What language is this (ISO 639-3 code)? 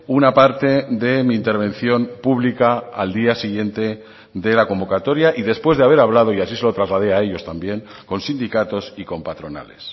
spa